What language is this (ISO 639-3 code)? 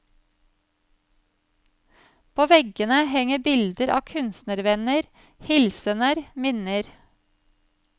nor